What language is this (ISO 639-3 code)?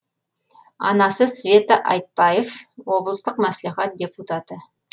kaz